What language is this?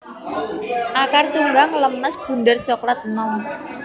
Javanese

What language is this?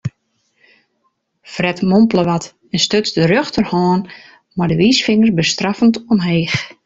Western Frisian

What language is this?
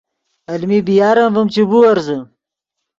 Yidgha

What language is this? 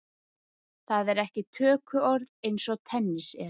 Icelandic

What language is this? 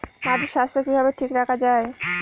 Bangla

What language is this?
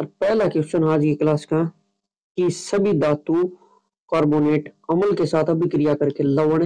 Hindi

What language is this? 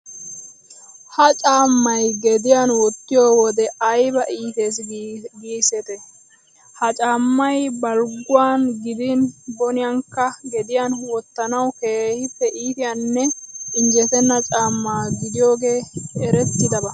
Wolaytta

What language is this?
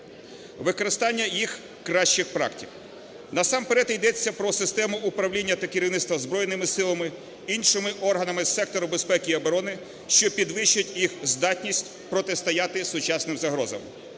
Ukrainian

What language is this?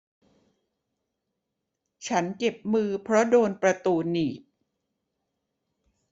Thai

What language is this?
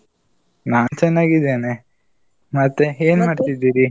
Kannada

